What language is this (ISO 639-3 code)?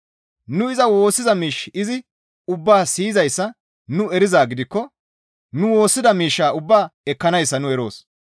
gmv